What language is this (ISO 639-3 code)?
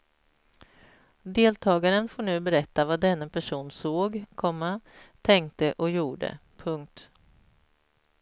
swe